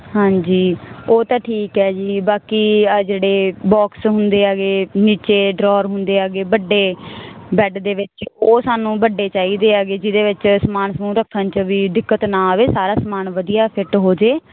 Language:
Punjabi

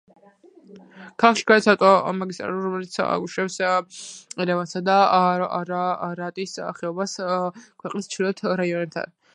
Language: Georgian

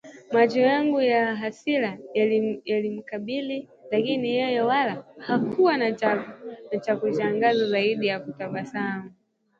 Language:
Swahili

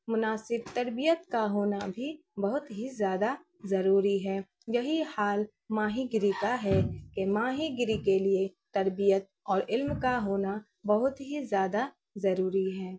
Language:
Urdu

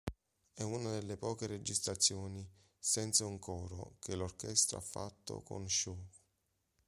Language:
Italian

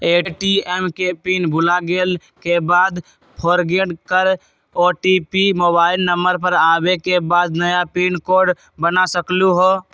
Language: Magahi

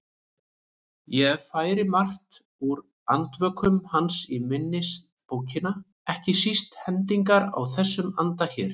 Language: Icelandic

